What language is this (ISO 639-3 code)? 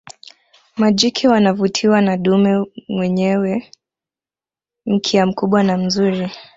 swa